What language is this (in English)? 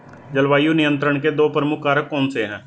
Hindi